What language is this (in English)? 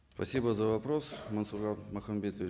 Kazakh